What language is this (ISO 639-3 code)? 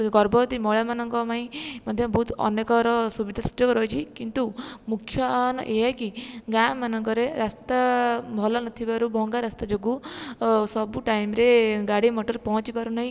ori